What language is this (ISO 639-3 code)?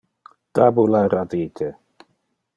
ina